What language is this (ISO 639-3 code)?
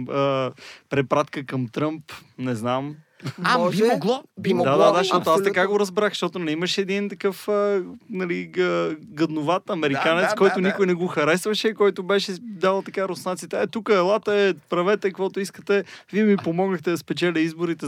bul